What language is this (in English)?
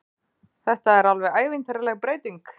Icelandic